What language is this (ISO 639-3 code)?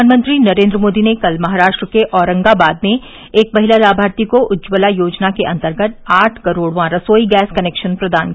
hin